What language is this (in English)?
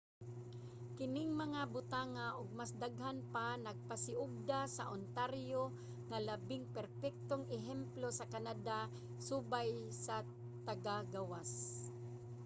Cebuano